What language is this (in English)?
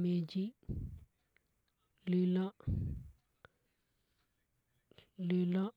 Hadothi